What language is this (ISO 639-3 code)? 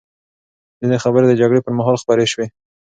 pus